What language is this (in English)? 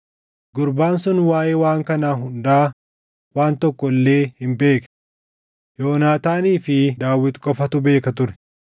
Oromo